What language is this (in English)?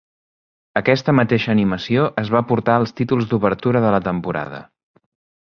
Catalan